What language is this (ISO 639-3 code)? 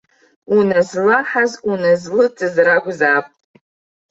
abk